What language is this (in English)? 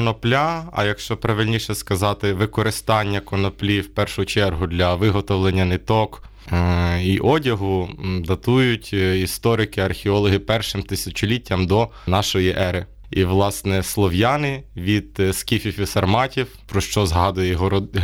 Ukrainian